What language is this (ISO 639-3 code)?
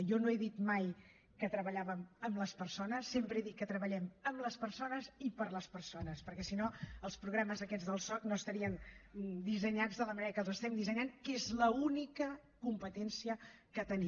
cat